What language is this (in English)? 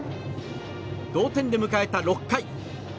Japanese